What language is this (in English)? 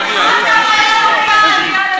Hebrew